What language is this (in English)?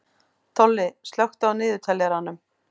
Icelandic